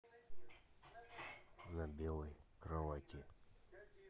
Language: Russian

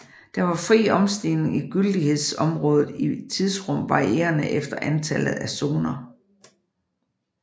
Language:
Danish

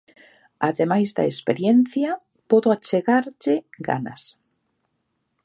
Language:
Galician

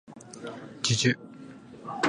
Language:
Japanese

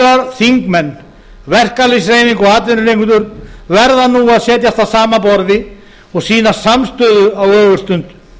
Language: Icelandic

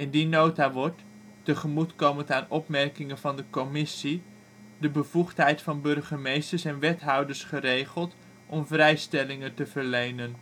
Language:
Dutch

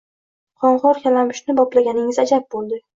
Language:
Uzbek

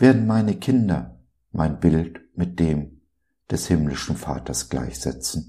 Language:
German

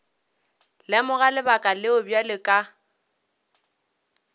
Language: Northern Sotho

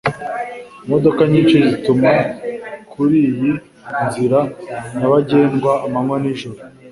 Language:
Kinyarwanda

